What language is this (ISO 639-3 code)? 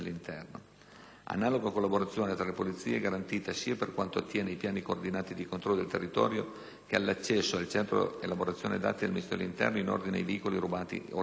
ita